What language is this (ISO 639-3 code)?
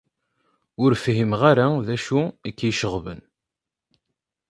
kab